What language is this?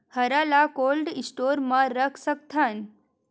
Chhattisgarhi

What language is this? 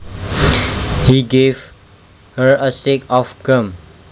Javanese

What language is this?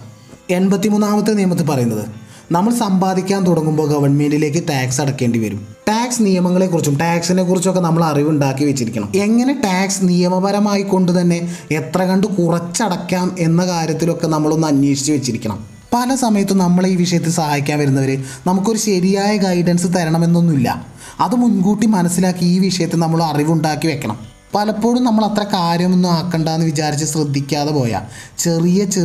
Malayalam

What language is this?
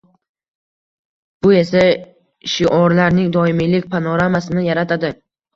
Uzbek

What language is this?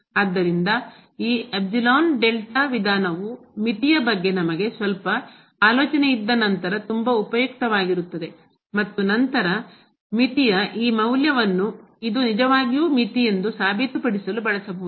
Kannada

